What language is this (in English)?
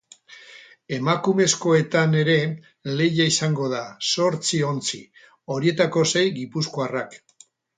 Basque